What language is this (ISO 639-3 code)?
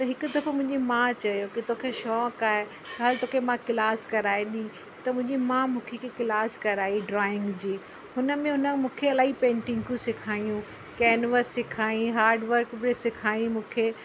snd